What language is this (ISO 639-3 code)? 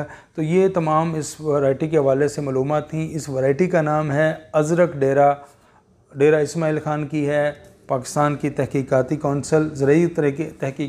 hin